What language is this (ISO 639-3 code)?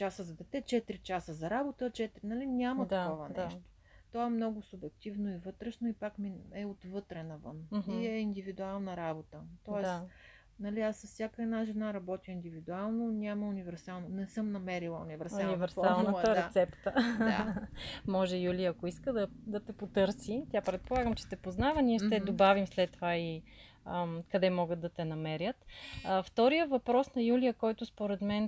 bul